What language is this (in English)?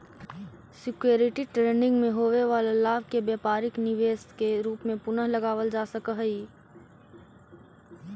Magahi